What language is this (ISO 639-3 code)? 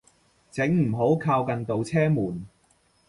yue